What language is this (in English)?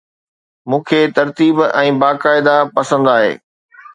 Sindhi